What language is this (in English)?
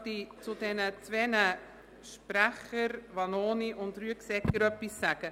Swiss German